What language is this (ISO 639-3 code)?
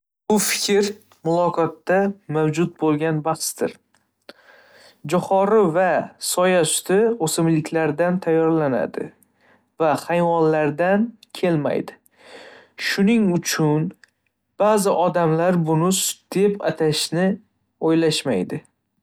uzb